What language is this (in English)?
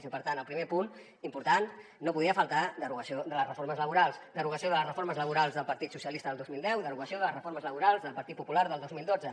Catalan